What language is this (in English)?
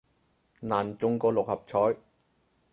Cantonese